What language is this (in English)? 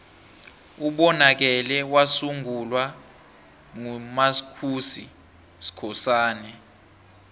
South Ndebele